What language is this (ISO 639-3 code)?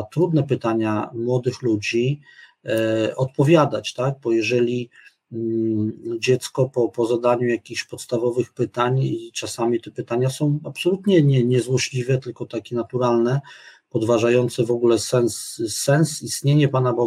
pol